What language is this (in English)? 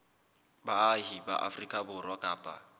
Southern Sotho